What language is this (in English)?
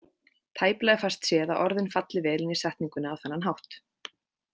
Icelandic